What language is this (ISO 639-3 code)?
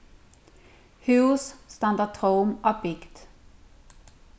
fao